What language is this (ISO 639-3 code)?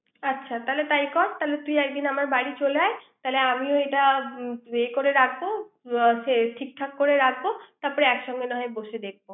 ben